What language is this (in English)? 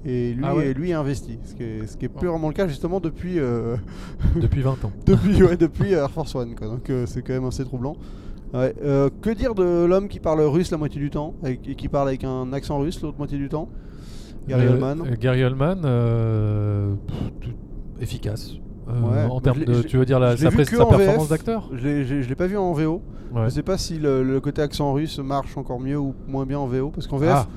French